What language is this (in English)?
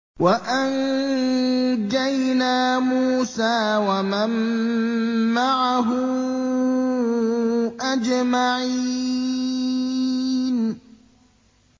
Arabic